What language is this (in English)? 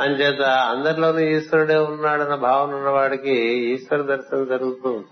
Telugu